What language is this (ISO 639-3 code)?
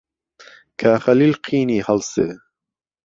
ckb